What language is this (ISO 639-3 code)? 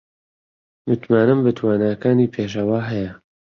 ckb